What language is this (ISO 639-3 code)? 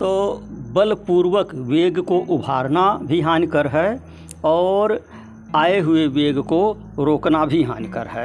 hin